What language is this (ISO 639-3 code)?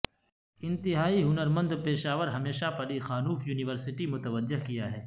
urd